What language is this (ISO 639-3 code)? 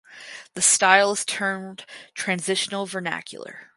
eng